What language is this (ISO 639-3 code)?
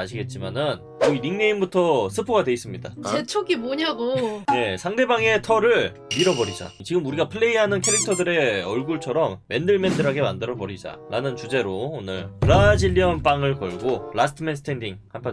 kor